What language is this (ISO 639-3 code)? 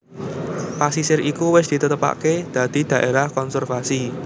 jav